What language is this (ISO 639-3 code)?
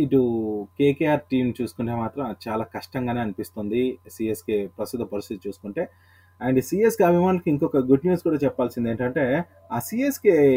tel